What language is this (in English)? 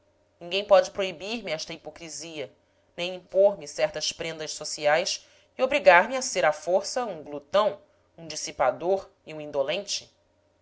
Portuguese